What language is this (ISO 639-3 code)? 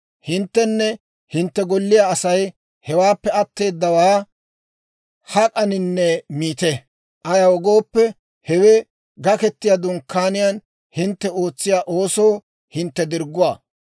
dwr